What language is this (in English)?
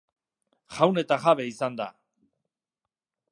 Basque